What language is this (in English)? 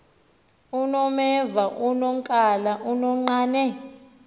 Xhosa